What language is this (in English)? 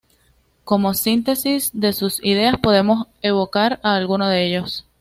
Spanish